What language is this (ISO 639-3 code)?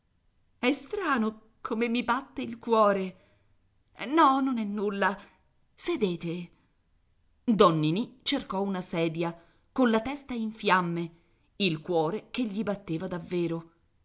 ita